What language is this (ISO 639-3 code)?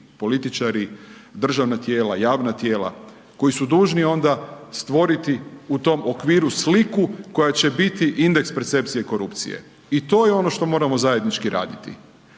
hrv